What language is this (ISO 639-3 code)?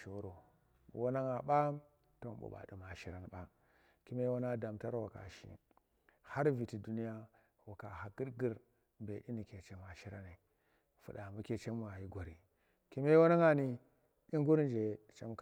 ttr